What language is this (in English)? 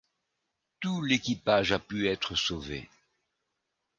French